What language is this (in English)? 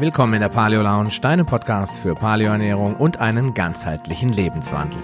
German